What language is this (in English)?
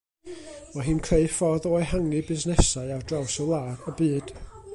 Welsh